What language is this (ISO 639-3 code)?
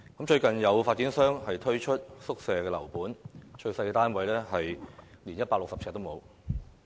yue